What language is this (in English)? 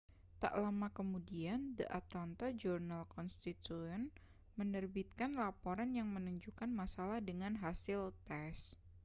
Indonesian